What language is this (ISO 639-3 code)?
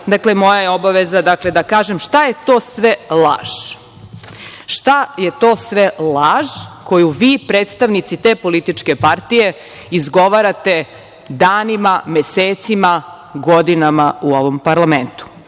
srp